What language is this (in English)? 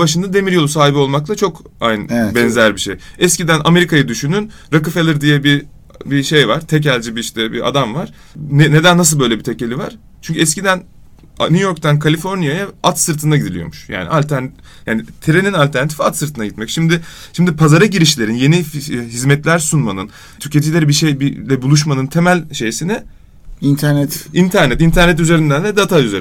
Turkish